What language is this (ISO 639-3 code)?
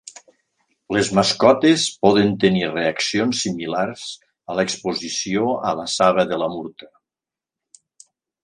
cat